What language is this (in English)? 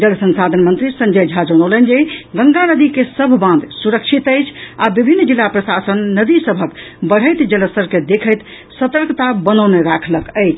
Maithili